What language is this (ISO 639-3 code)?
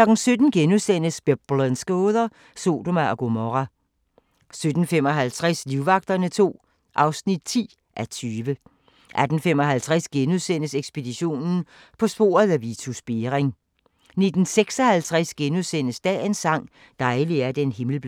dan